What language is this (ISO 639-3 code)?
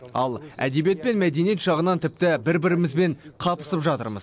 kaz